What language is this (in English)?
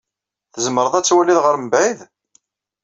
Kabyle